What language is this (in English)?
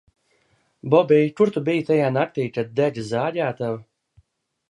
Latvian